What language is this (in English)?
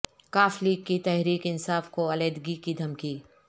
Urdu